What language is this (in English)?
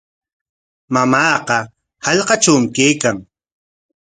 Corongo Ancash Quechua